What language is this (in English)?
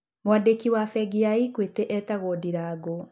Kikuyu